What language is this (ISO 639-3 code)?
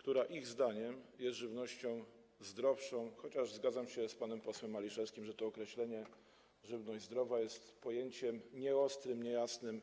pol